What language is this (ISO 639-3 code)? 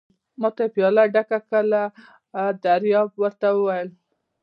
pus